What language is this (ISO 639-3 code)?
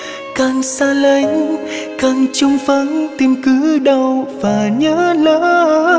vie